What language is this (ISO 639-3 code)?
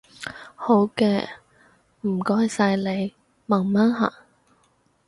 yue